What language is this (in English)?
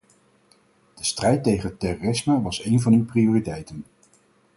Dutch